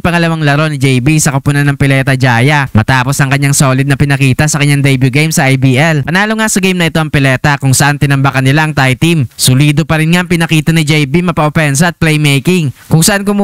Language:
Filipino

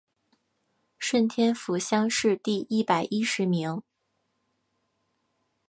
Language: Chinese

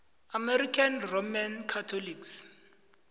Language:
South Ndebele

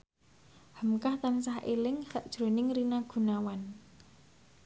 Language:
Javanese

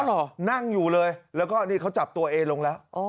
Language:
Thai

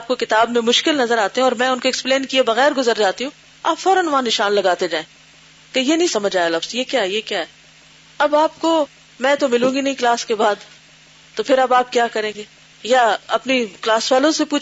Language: Urdu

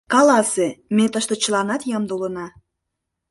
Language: Mari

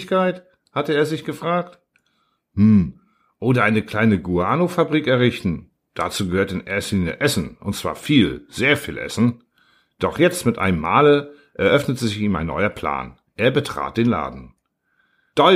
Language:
German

